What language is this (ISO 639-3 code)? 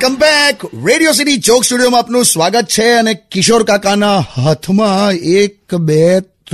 hin